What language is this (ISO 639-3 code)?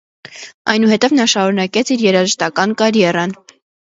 hye